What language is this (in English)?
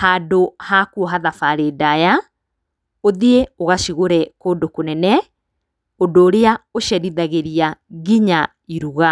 Kikuyu